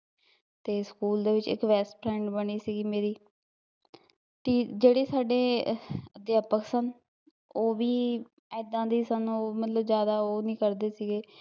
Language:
Punjabi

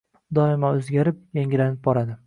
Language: Uzbek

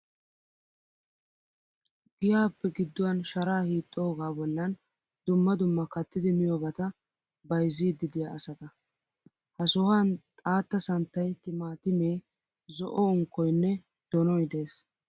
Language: Wolaytta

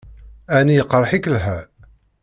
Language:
Kabyle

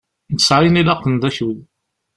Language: Kabyle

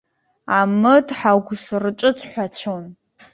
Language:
Abkhazian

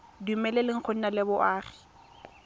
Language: Tswana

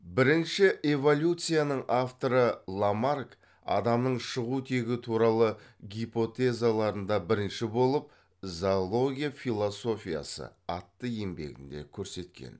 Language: Kazakh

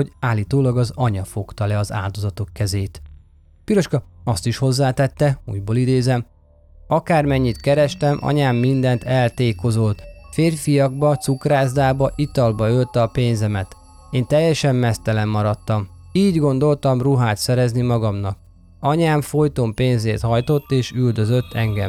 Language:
Hungarian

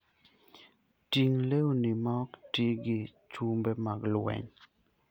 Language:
Luo (Kenya and Tanzania)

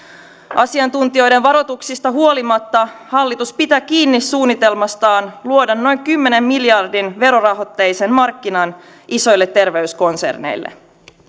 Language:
Finnish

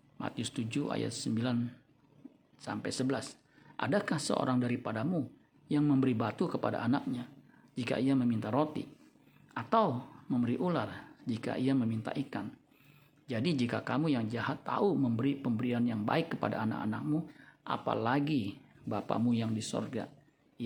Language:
Indonesian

